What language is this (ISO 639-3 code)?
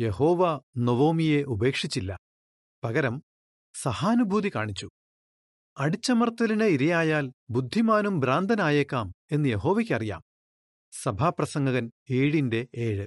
mal